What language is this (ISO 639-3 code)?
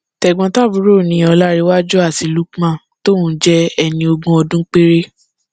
yor